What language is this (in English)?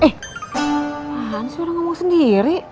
Indonesian